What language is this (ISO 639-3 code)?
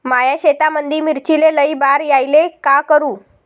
mar